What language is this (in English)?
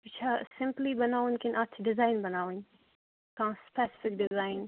Kashmiri